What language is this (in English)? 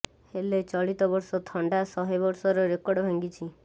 Odia